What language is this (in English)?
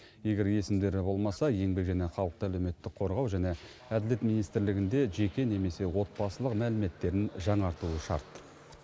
Kazakh